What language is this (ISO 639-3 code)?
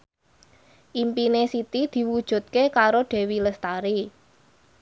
jav